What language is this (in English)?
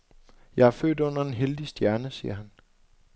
Danish